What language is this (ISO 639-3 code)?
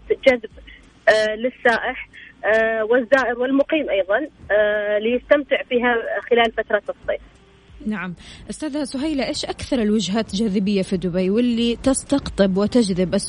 ara